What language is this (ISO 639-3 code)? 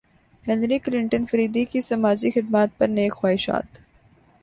urd